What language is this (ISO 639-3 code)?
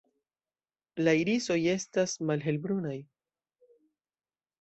epo